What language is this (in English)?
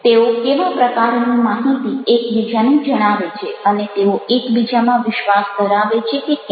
Gujarati